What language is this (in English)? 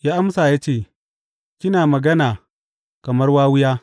Hausa